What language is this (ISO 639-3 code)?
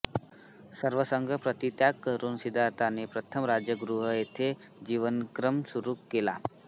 mar